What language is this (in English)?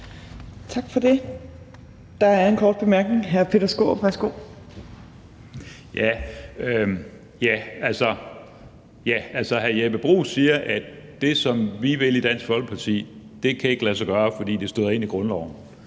Danish